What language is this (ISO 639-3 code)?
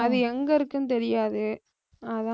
tam